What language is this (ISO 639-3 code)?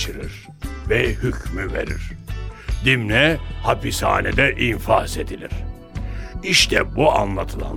tur